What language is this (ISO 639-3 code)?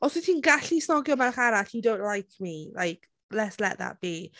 cym